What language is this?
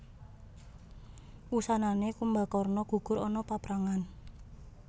Javanese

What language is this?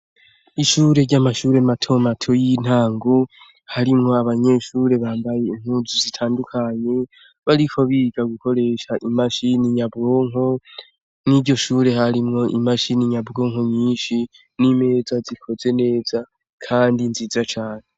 Rundi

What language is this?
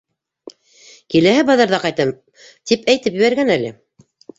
Bashkir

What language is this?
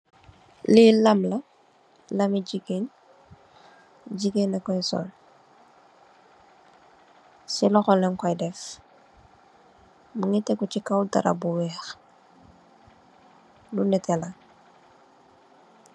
Wolof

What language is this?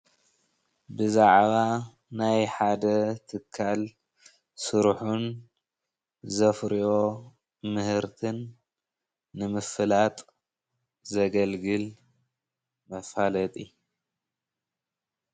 Tigrinya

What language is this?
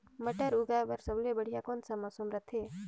Chhattisgarhi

